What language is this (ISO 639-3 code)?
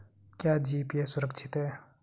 hin